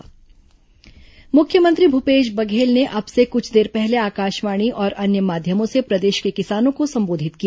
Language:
Hindi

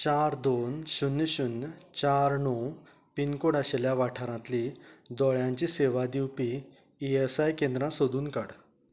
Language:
Konkani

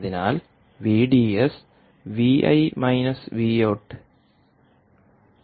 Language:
Malayalam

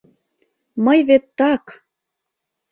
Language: Mari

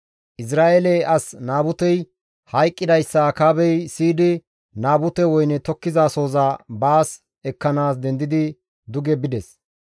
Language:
Gamo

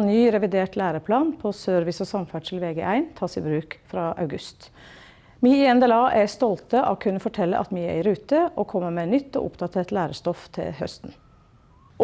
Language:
Norwegian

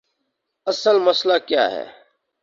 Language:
Urdu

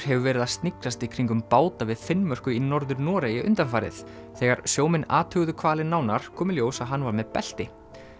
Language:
Icelandic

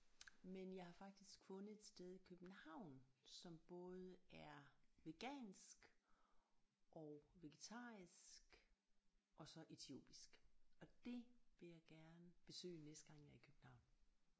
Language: Danish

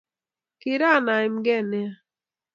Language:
Kalenjin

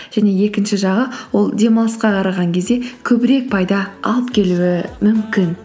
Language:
Kazakh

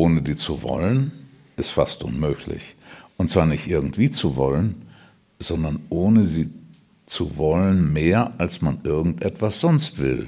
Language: German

